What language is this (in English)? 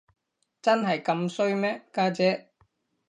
Cantonese